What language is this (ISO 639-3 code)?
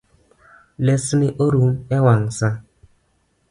luo